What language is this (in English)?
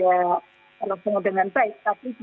Indonesian